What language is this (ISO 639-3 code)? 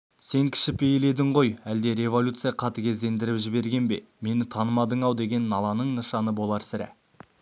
kaz